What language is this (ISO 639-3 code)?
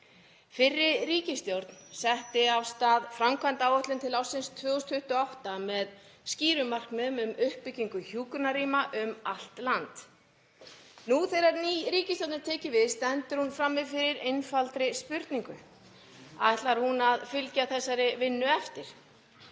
isl